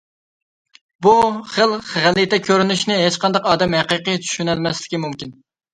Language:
Uyghur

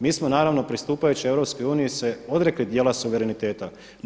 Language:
Croatian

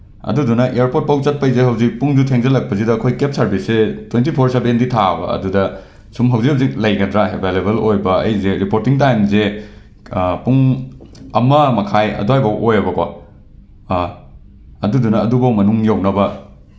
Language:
Manipuri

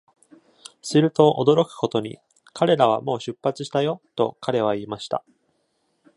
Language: Japanese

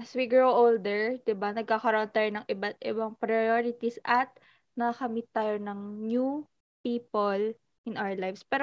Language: Filipino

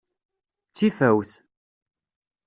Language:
Kabyle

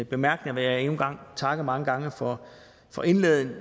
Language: Danish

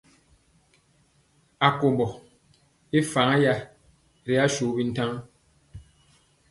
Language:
Mpiemo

